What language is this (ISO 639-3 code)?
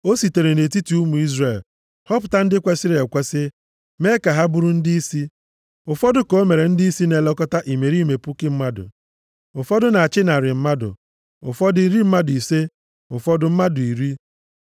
ibo